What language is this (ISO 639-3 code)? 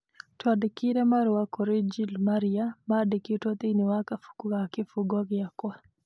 kik